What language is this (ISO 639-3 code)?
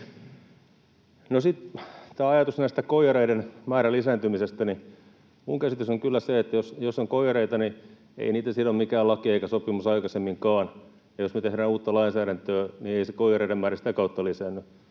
fin